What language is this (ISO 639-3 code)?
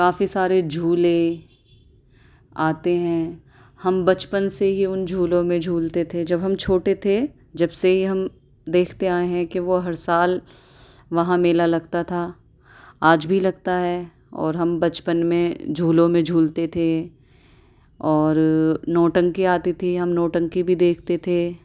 urd